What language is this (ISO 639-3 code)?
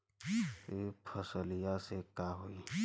bho